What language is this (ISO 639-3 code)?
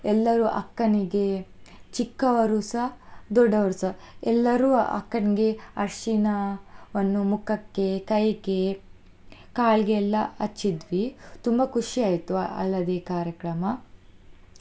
kan